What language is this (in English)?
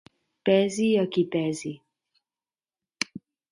Catalan